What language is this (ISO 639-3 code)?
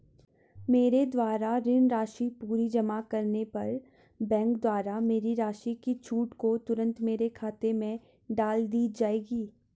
hin